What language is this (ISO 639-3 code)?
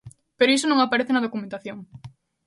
glg